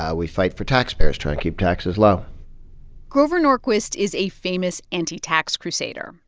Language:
English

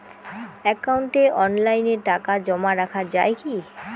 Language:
Bangla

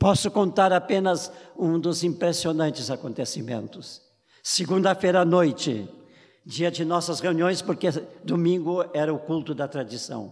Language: Portuguese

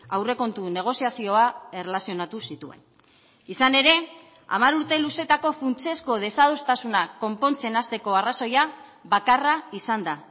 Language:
Basque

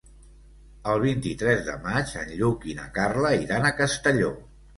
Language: Catalan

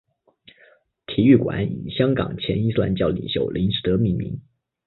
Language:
Chinese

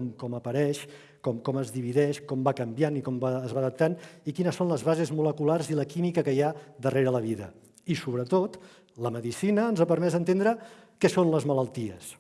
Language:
Catalan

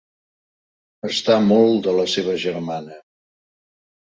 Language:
Catalan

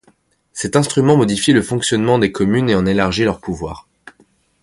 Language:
French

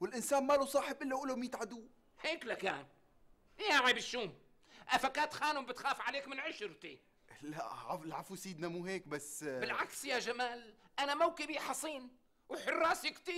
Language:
Arabic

